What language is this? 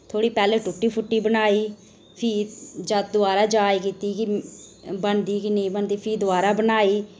Dogri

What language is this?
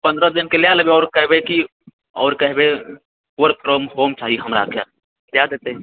Maithili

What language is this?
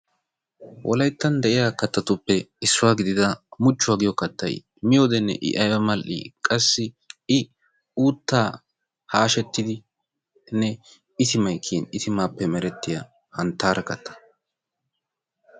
Wolaytta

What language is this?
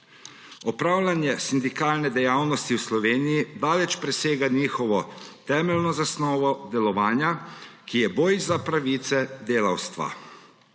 Slovenian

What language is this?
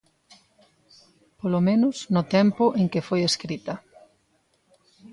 Galician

